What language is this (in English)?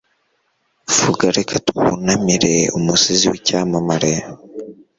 Kinyarwanda